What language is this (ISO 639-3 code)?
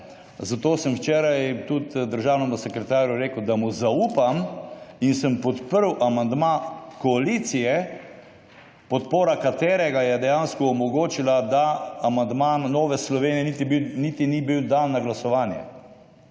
slv